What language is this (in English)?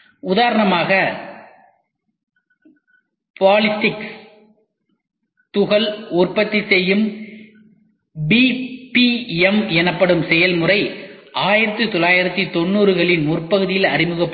Tamil